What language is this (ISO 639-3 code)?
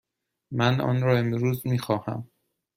fas